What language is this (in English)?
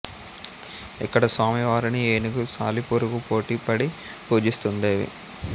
Telugu